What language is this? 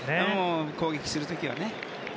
Japanese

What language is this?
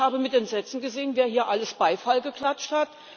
German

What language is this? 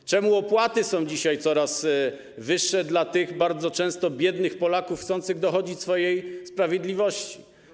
Polish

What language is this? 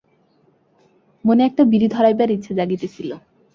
Bangla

